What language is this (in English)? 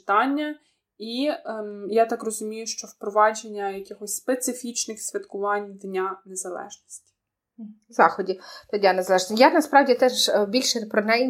Ukrainian